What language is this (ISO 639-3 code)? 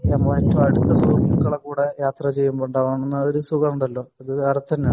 mal